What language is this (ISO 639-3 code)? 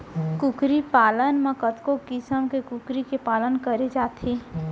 hne